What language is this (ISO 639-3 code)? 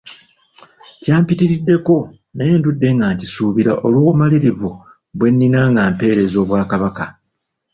lug